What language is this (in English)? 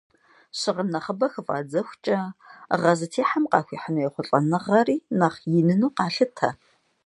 Kabardian